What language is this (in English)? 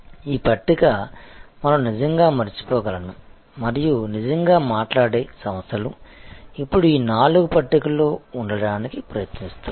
Telugu